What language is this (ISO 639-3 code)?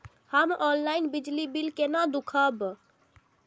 mai